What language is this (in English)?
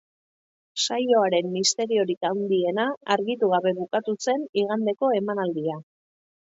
Basque